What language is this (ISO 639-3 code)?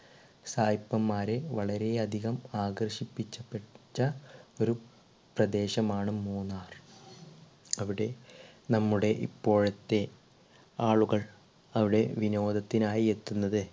mal